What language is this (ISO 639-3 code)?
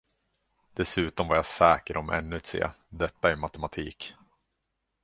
swe